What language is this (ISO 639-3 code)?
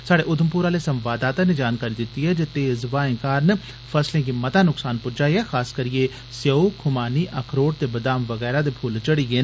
doi